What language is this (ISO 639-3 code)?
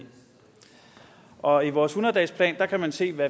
dan